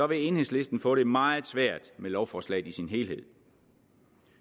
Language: Danish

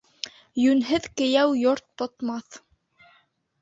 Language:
Bashkir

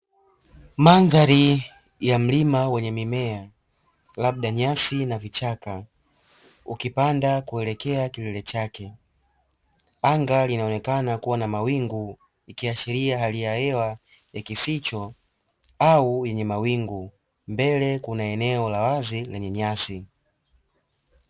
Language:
Swahili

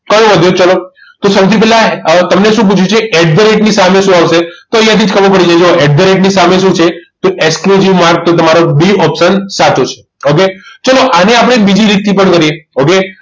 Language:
Gujarati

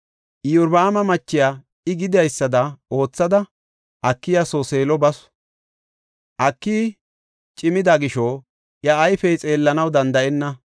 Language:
Gofa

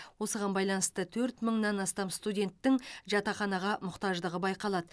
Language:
Kazakh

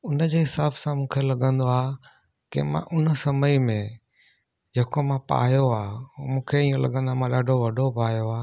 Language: Sindhi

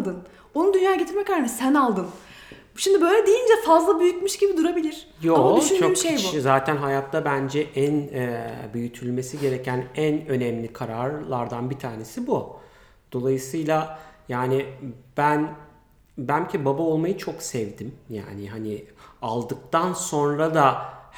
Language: Turkish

